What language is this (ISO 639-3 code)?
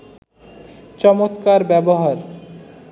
ben